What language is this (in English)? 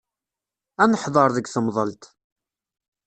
Kabyle